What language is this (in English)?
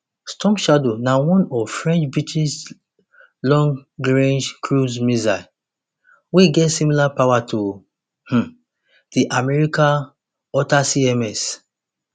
Nigerian Pidgin